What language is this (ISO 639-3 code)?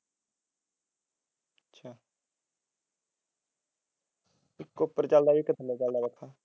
pan